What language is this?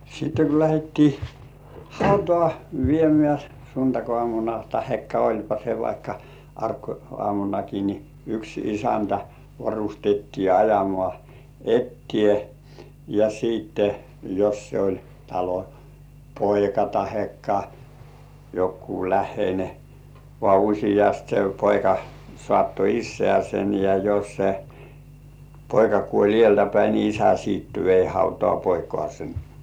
Finnish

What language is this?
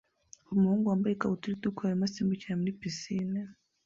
Kinyarwanda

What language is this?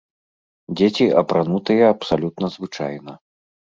Belarusian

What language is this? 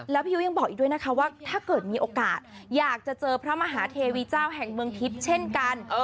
Thai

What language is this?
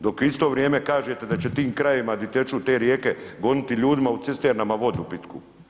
Croatian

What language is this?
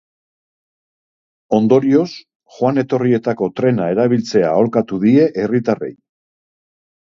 Basque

